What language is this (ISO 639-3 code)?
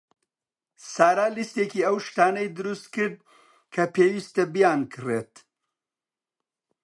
ckb